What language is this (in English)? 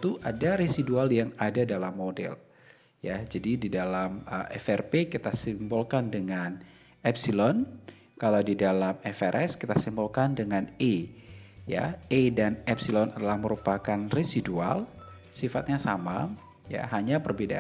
Indonesian